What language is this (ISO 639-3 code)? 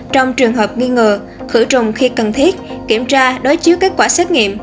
vie